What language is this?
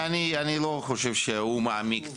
Hebrew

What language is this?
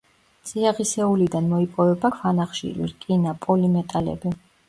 Georgian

